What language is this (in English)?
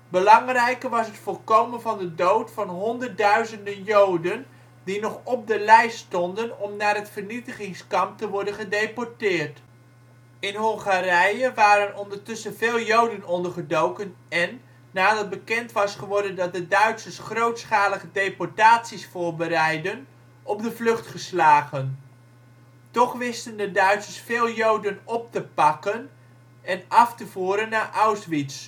Dutch